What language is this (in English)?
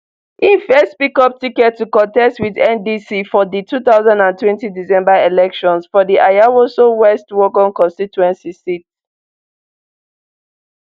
Nigerian Pidgin